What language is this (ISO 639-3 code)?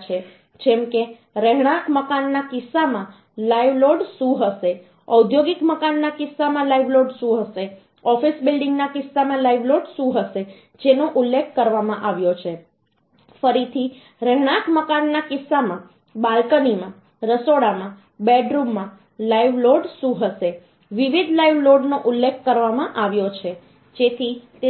guj